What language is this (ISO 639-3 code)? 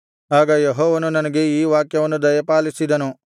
kan